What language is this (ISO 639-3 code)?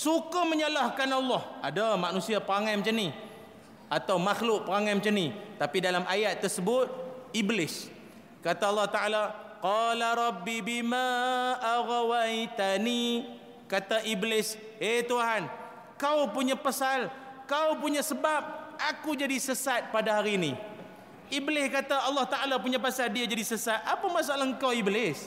msa